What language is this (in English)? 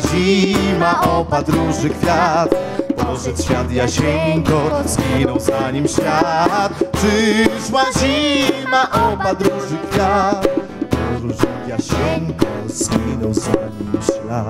Polish